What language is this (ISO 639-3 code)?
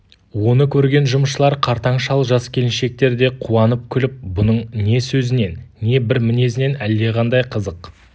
kaz